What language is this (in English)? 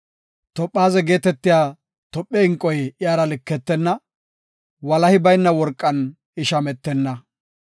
Gofa